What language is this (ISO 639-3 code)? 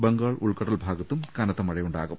mal